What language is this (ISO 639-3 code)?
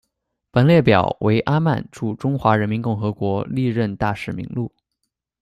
zho